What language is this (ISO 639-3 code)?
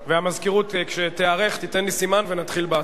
heb